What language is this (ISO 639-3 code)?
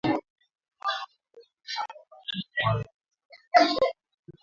swa